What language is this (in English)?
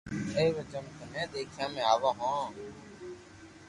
Loarki